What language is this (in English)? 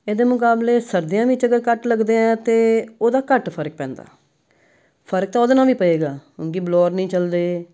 Punjabi